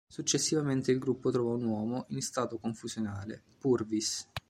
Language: Italian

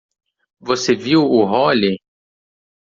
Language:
Portuguese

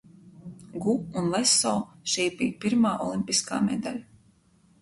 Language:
Latvian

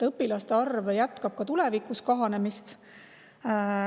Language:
Estonian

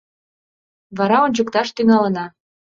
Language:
Mari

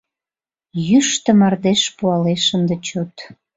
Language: Mari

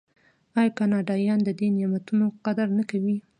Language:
Pashto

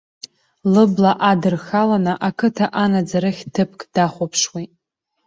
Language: Abkhazian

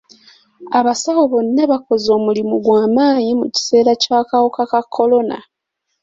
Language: Ganda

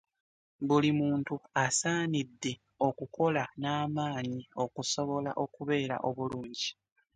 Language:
Ganda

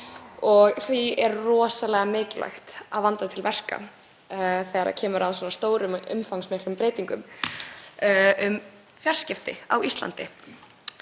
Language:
Icelandic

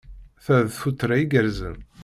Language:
Kabyle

